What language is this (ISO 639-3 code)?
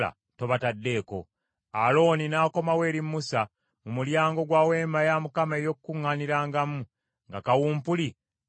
lug